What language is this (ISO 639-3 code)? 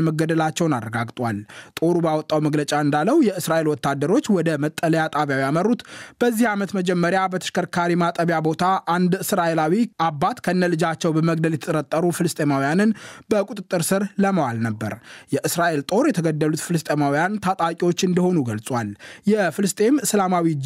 amh